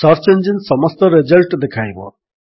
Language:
Odia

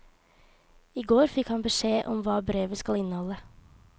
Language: Norwegian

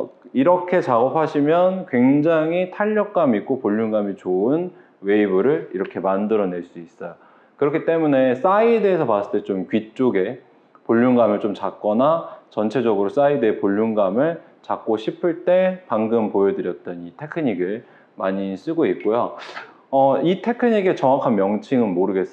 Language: Korean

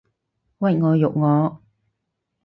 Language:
Cantonese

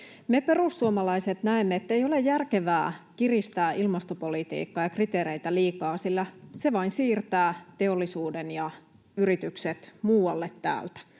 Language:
Finnish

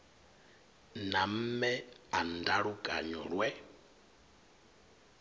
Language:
Venda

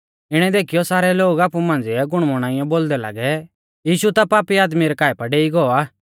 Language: Mahasu Pahari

